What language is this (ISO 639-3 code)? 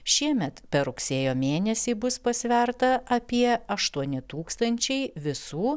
lit